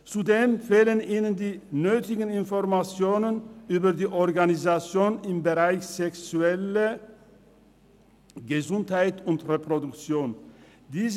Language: Swiss German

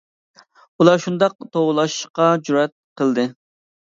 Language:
Uyghur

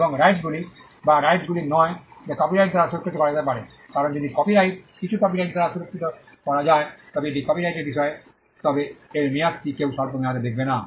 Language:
Bangla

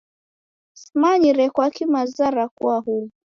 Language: Taita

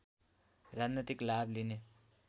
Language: Nepali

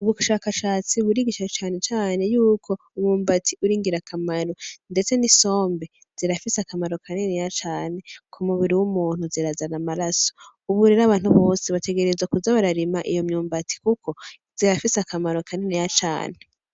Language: Rundi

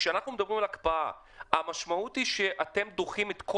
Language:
Hebrew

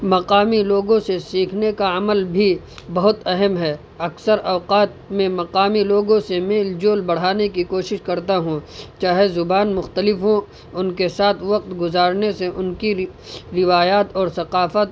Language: Urdu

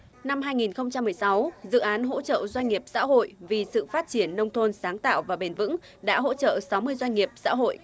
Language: Vietnamese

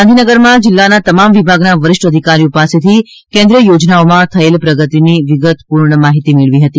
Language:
Gujarati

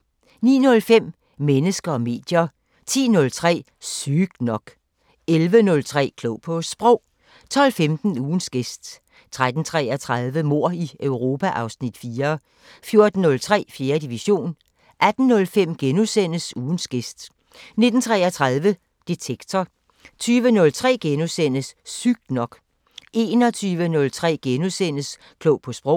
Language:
Danish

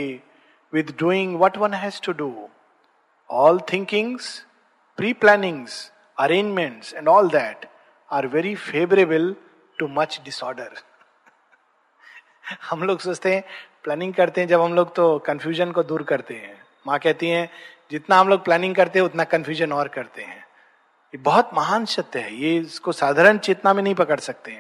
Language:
Hindi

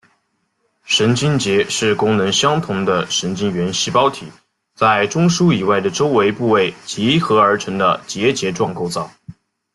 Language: Chinese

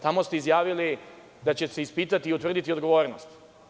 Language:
Serbian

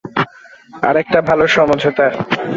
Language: Bangla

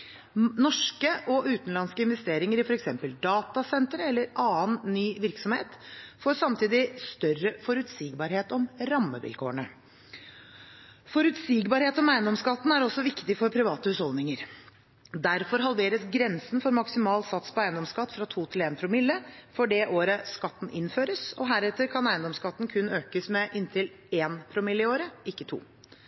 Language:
Norwegian Bokmål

